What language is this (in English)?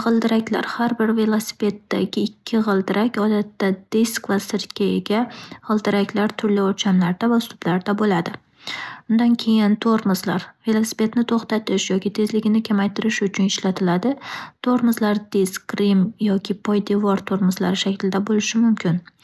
Uzbek